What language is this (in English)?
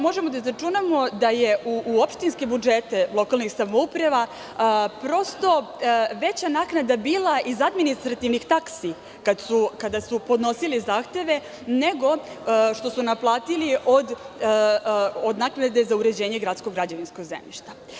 Serbian